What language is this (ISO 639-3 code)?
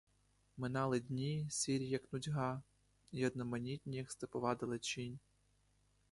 ukr